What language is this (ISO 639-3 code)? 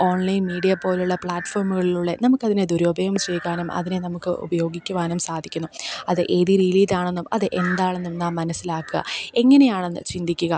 mal